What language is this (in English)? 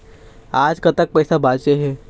Chhattisgarhi